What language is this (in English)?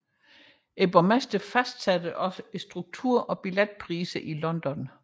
Danish